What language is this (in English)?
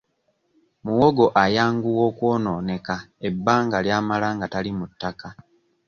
Ganda